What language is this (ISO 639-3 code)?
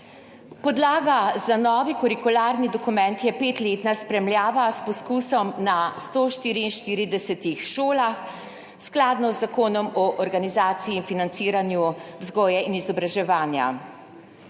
slv